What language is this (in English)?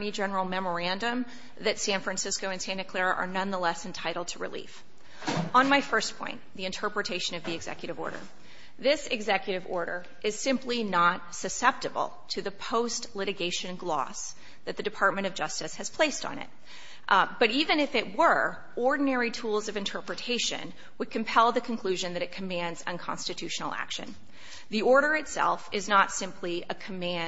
English